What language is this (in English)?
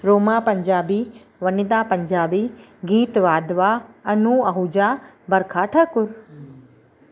Sindhi